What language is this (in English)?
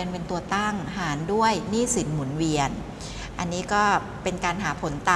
Thai